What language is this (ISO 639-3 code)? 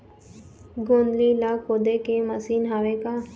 hne